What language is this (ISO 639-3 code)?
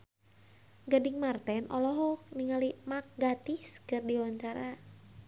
sun